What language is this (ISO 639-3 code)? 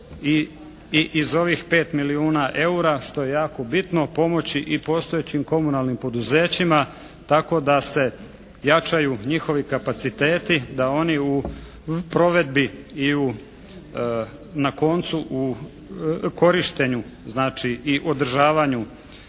hrv